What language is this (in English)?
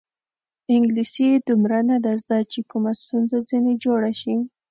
Pashto